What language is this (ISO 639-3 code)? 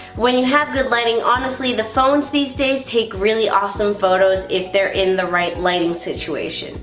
eng